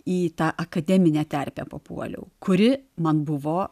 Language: Lithuanian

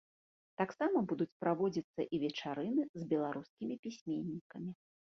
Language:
Belarusian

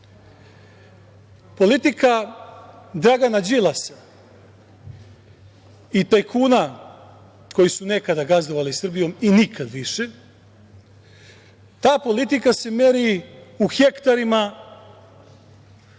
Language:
Serbian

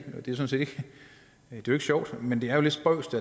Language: Danish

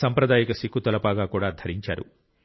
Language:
Telugu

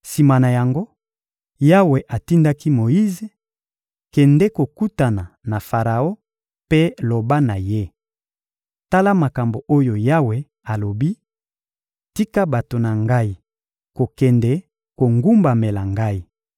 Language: Lingala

